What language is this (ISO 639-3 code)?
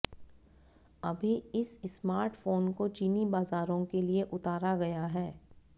hin